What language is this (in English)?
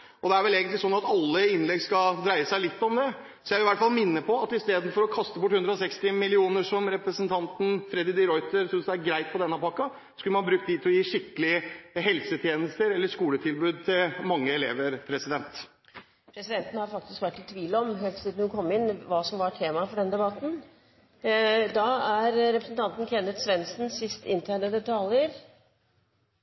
Norwegian Bokmål